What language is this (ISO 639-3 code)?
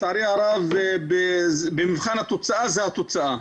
heb